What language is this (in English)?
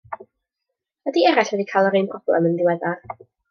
Welsh